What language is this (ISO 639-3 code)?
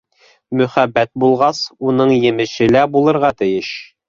bak